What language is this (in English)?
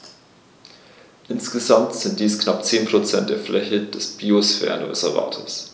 German